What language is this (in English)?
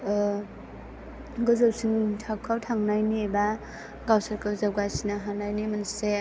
Bodo